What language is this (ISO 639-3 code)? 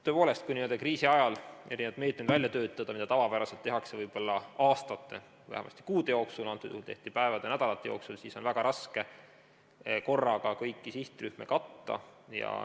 est